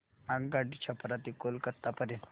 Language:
Marathi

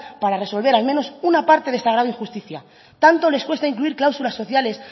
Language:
Spanish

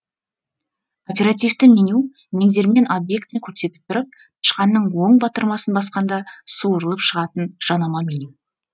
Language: Kazakh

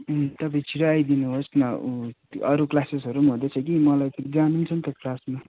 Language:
Nepali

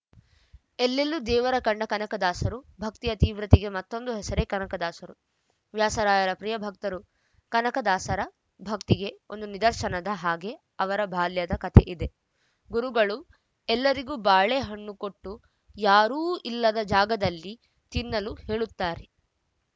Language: Kannada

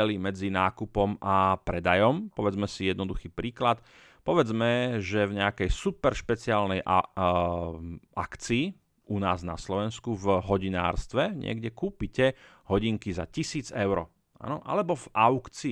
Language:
Slovak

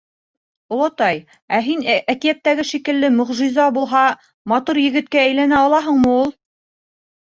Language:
Bashkir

